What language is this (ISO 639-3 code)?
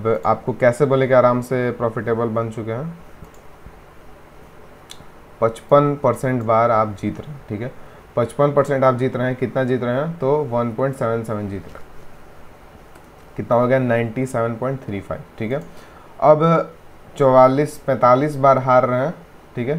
hin